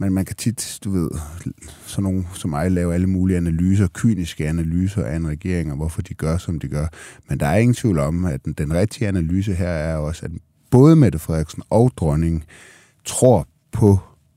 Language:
Danish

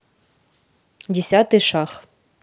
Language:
Russian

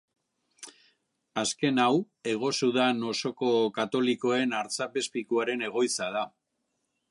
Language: Basque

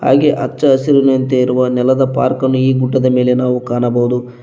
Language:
Kannada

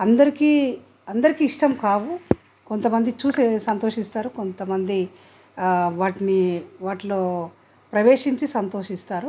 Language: Telugu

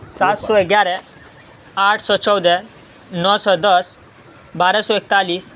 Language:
Urdu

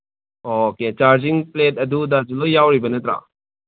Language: Manipuri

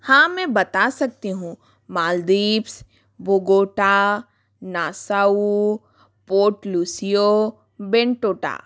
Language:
Hindi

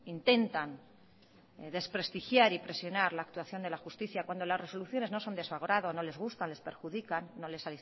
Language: Spanish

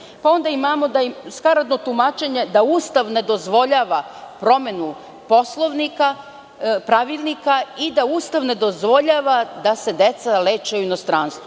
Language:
Serbian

